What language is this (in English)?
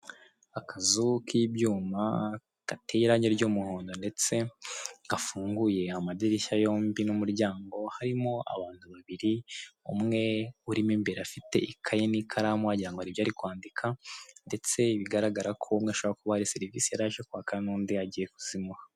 Kinyarwanda